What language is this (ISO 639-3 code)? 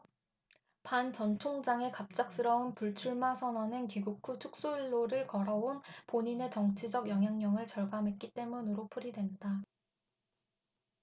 kor